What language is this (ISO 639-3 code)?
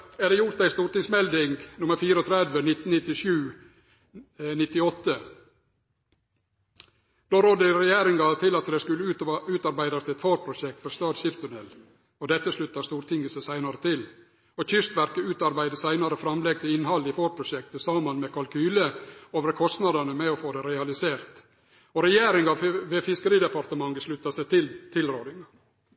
nno